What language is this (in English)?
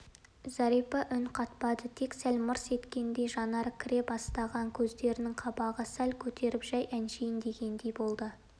Kazakh